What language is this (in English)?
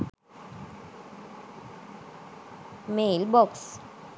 Sinhala